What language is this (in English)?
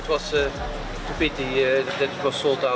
Indonesian